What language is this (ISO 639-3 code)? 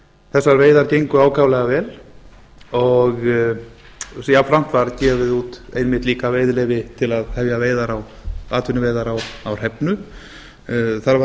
isl